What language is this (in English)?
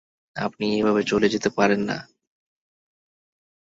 Bangla